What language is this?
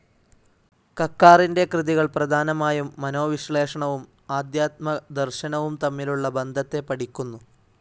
Malayalam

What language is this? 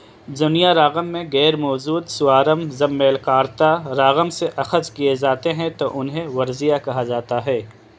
Urdu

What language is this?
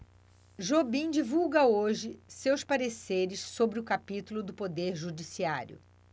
Portuguese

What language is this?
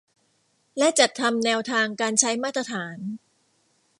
Thai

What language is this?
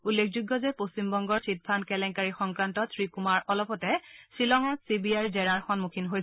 Assamese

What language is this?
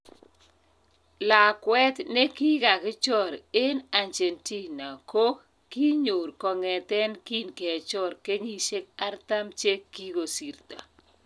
Kalenjin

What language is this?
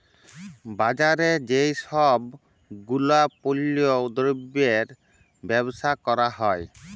Bangla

